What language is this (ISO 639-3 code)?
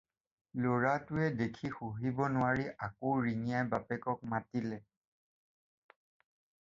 asm